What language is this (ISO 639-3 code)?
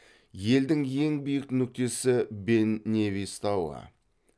kaz